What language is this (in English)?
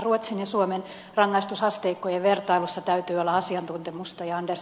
Finnish